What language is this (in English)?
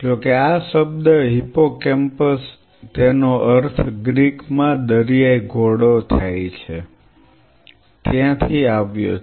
Gujarati